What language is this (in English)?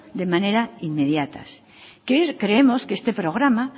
Spanish